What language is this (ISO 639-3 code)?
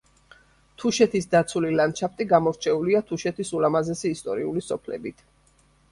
kat